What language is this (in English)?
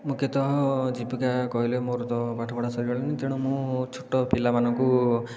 Odia